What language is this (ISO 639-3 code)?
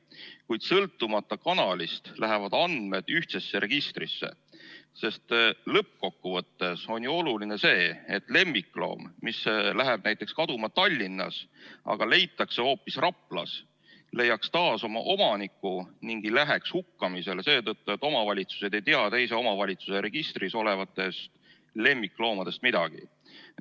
est